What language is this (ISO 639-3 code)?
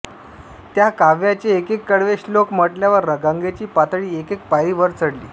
mar